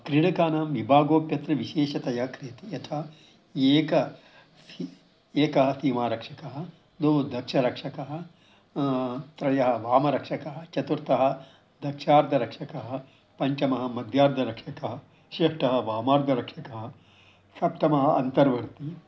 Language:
Sanskrit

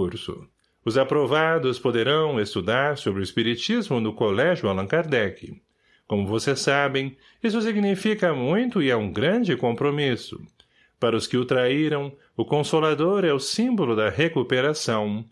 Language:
Portuguese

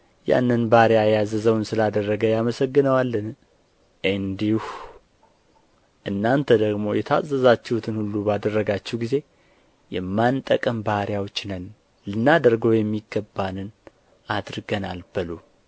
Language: Amharic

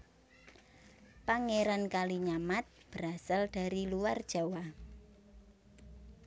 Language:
Javanese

